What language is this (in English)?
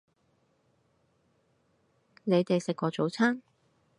Cantonese